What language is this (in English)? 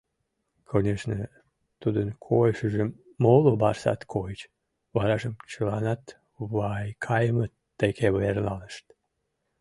Mari